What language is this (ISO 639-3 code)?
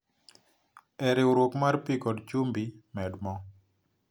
luo